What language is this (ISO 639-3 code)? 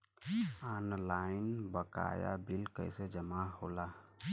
bho